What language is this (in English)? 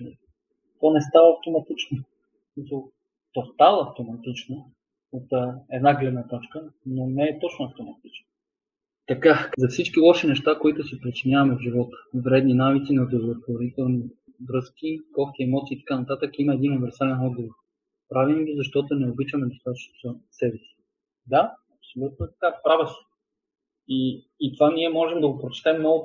Bulgarian